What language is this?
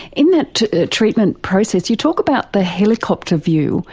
English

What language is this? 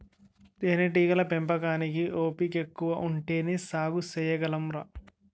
Telugu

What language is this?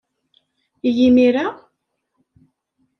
Kabyle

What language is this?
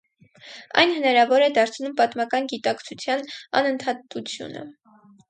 Armenian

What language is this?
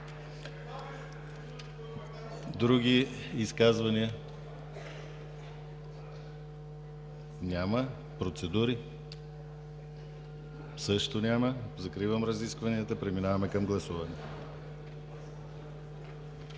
Bulgarian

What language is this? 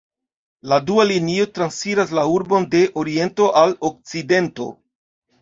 Esperanto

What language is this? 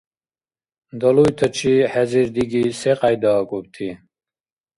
Dargwa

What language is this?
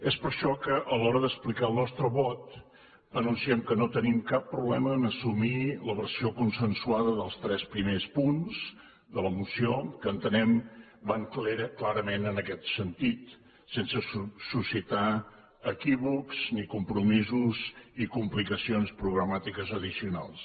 Catalan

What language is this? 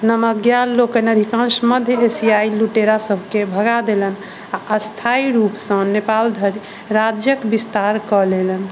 Maithili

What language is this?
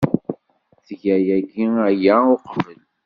Kabyle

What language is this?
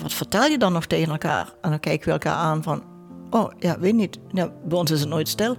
Dutch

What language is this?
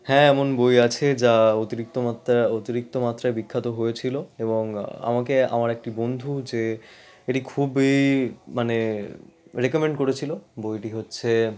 Bangla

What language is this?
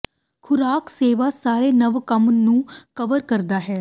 Punjabi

